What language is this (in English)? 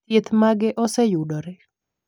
Luo (Kenya and Tanzania)